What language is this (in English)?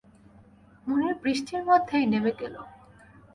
Bangla